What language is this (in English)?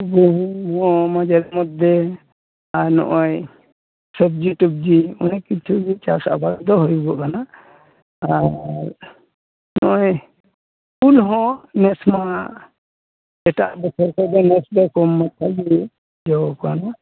Santali